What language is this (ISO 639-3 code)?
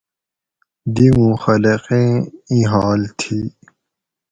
gwc